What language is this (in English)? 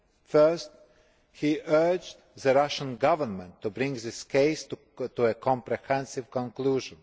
English